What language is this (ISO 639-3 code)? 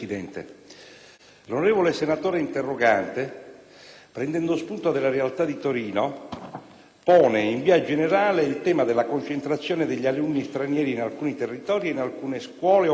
ita